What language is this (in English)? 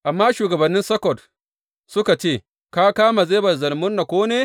Hausa